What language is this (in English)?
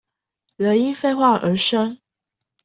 Chinese